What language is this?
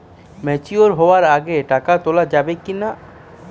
Bangla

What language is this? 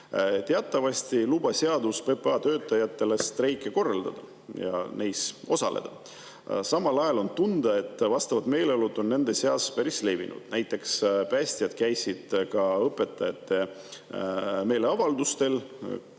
Estonian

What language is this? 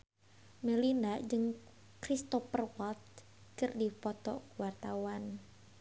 Sundanese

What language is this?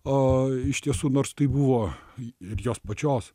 Lithuanian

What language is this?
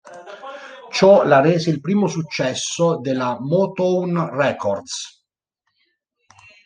Italian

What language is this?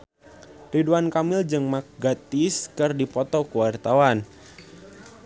Sundanese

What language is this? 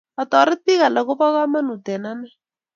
Kalenjin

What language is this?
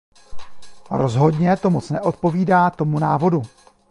Czech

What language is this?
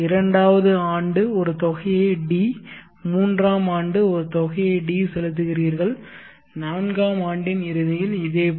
Tamil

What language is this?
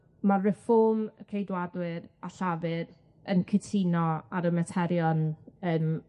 Welsh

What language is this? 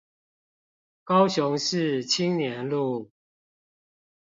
Chinese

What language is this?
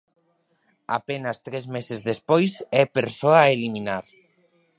Galician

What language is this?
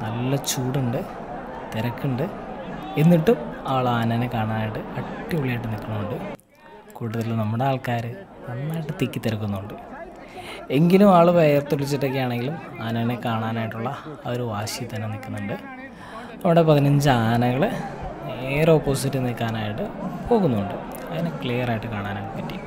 Malayalam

